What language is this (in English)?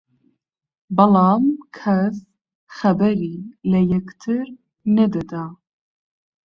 Central Kurdish